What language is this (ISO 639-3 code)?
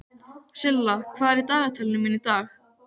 isl